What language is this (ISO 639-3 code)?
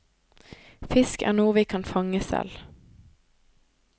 nor